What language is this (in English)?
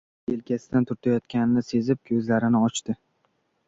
Uzbek